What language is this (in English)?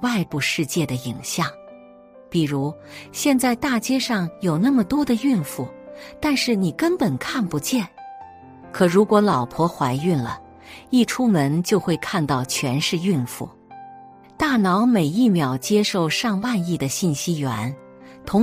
Chinese